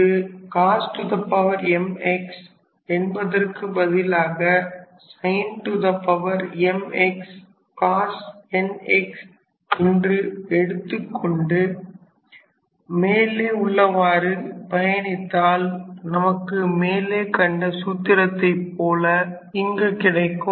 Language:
Tamil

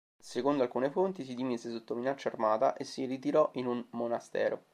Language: Italian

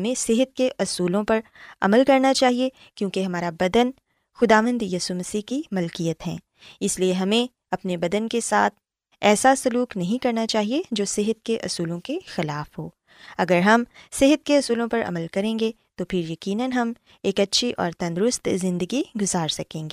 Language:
Urdu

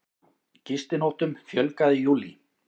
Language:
Icelandic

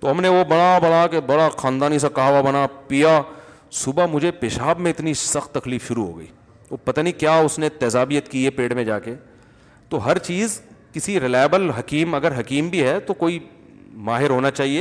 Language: Urdu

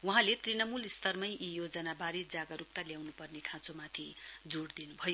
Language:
Nepali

